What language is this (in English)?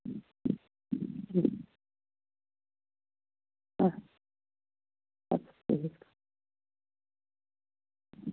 Kashmiri